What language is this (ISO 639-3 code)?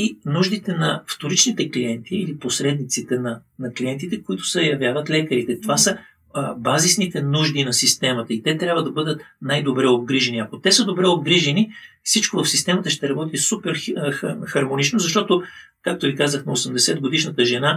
bul